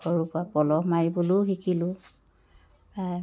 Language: Assamese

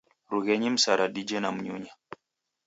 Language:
Taita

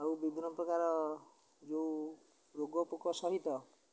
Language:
Odia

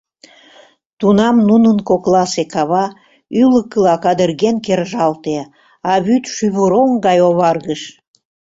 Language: Mari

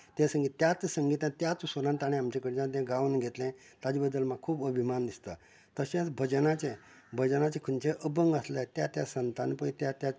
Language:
Konkani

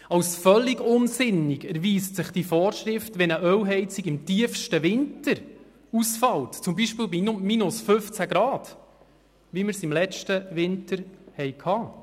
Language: Swiss German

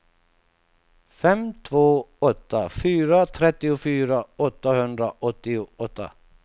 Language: Swedish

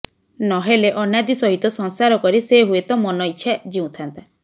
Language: Odia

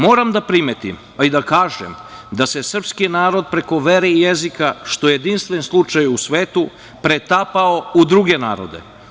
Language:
Serbian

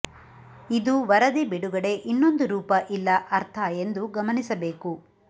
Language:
Kannada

